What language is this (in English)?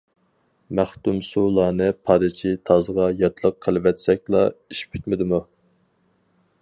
Uyghur